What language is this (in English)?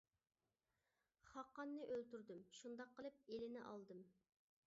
Uyghur